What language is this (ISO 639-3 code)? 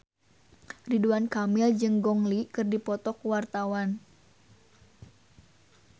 sun